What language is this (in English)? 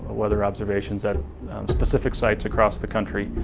English